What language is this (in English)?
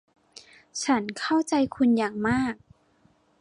Thai